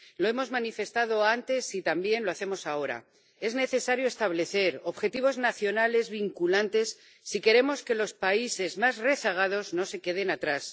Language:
Spanish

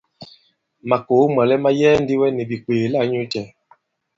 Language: Bankon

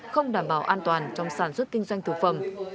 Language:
Vietnamese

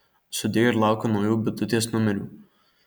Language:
Lithuanian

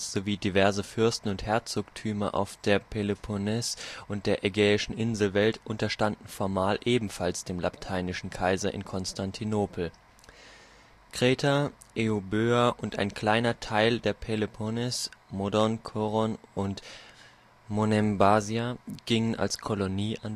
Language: German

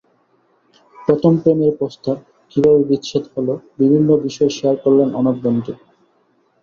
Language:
Bangla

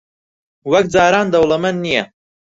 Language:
Central Kurdish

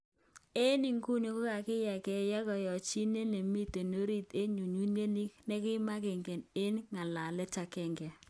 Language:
Kalenjin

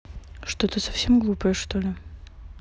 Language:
Russian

